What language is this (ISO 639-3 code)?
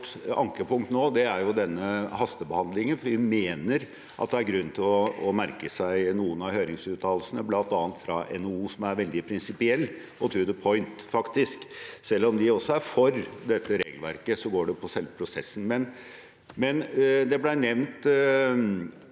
nor